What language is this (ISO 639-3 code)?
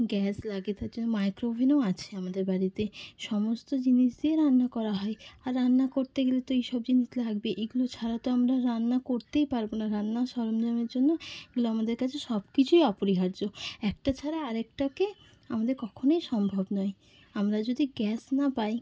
ben